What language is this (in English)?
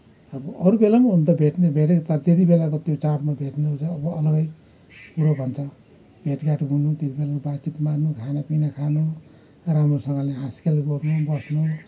Nepali